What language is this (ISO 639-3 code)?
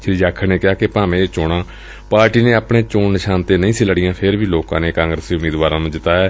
pan